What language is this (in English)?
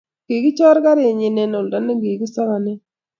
Kalenjin